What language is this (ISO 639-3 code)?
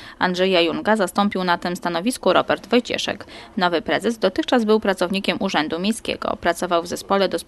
pol